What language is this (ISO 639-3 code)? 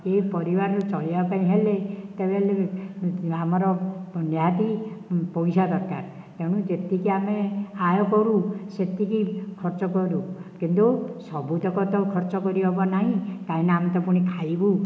ori